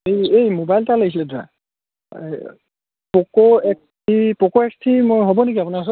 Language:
Assamese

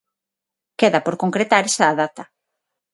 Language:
Galician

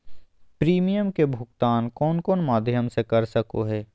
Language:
Magahi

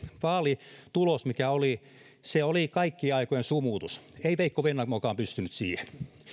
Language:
Finnish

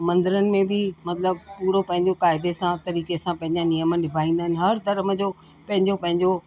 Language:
Sindhi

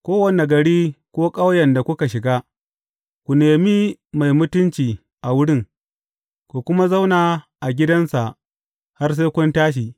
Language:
Hausa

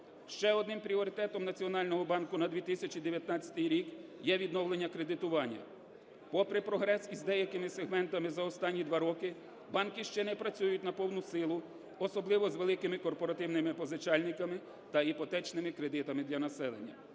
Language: Ukrainian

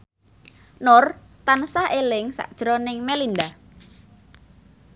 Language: Javanese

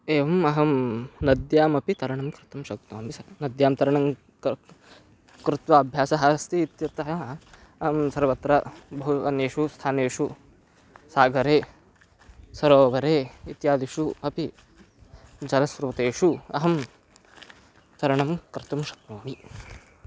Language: Sanskrit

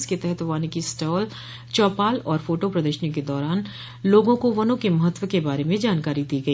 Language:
Hindi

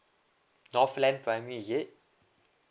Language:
English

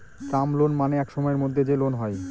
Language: Bangla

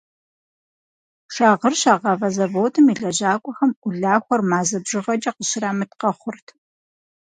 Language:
Kabardian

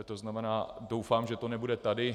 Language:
Czech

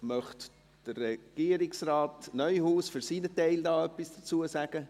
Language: Swiss German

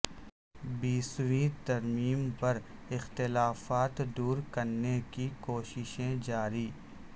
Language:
Urdu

